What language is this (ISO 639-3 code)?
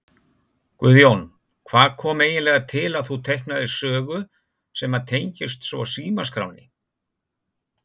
isl